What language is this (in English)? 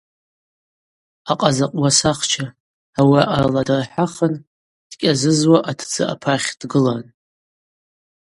Abaza